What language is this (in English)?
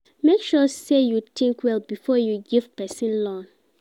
Nigerian Pidgin